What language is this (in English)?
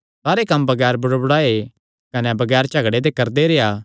Kangri